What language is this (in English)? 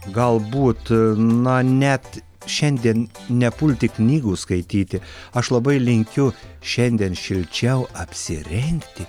Lithuanian